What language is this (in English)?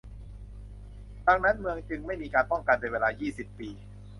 Thai